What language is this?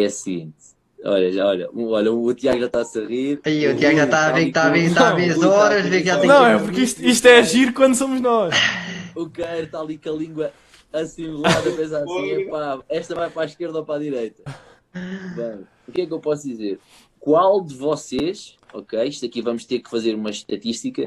Portuguese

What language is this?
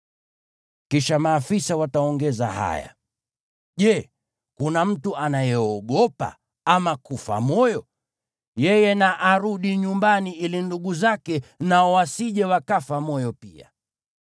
Swahili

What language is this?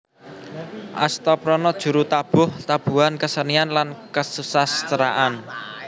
Javanese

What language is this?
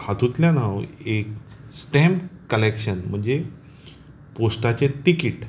Konkani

